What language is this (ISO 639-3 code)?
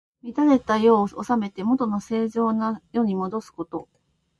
jpn